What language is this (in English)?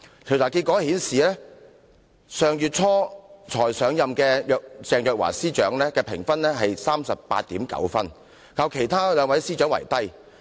Cantonese